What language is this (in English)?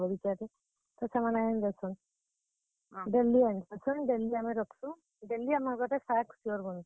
Odia